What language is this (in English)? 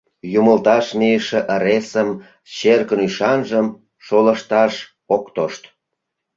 Mari